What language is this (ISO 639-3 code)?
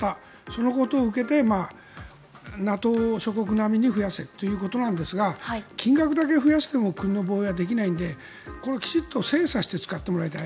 jpn